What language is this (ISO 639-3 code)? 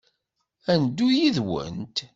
kab